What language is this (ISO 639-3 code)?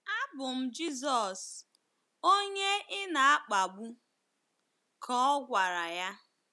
ibo